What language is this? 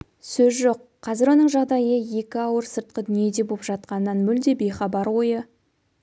Kazakh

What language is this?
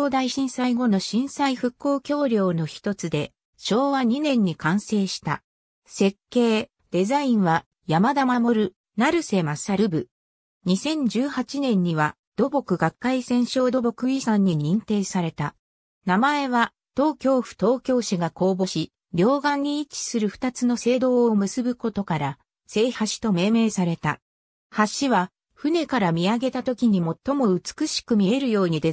Japanese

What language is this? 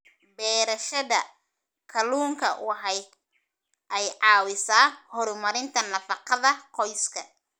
Somali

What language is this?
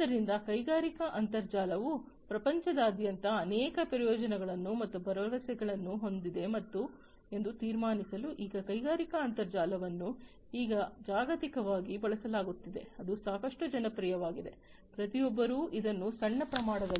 Kannada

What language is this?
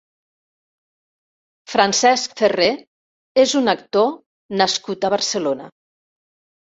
Catalan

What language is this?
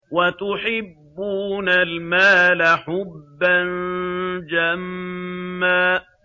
Arabic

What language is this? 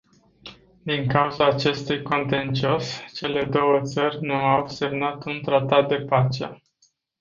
Romanian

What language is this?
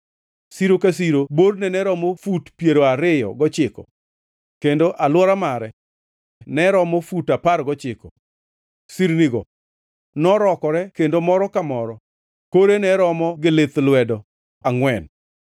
Luo (Kenya and Tanzania)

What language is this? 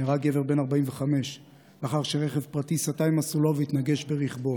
Hebrew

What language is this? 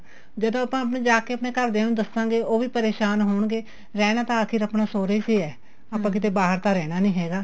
Punjabi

